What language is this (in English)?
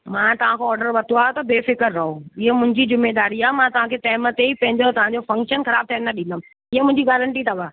Sindhi